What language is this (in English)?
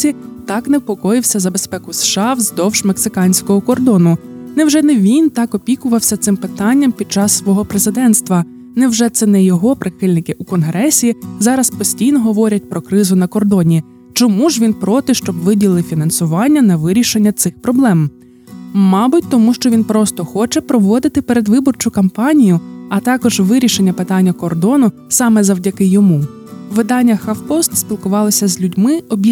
Ukrainian